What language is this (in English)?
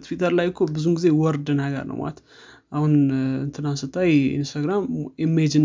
Amharic